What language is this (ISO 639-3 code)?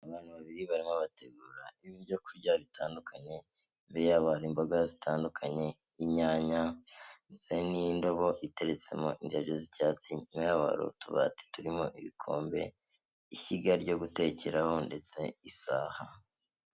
kin